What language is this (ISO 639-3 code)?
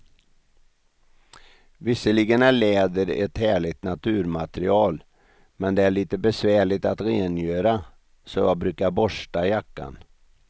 swe